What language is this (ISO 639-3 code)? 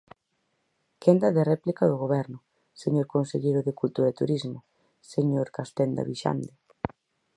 glg